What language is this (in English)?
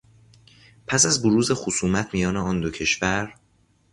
Persian